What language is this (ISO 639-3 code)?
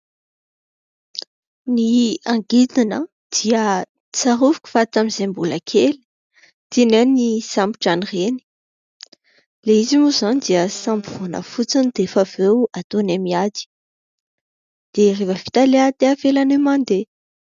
mlg